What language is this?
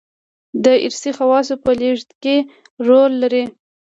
Pashto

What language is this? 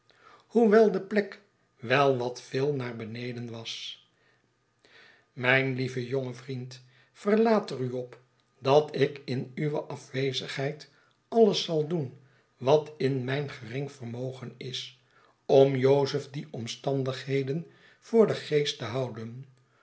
Dutch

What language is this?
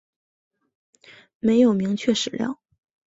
Chinese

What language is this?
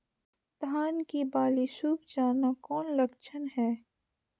Magahi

